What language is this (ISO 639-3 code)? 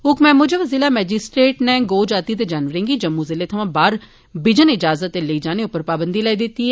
doi